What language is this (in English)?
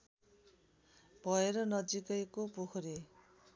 Nepali